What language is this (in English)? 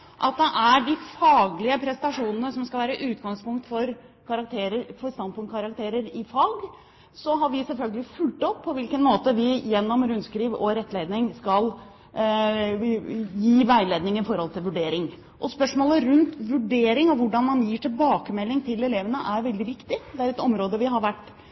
Norwegian Bokmål